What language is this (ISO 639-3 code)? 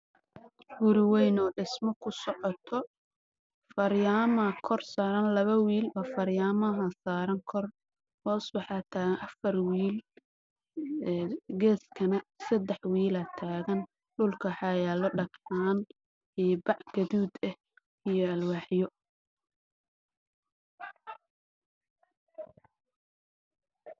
som